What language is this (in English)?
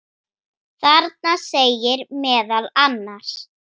Icelandic